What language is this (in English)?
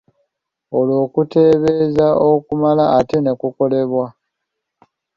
Ganda